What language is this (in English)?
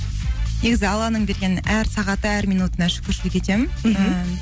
Kazakh